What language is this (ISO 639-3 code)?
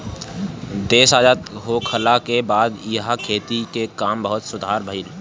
bho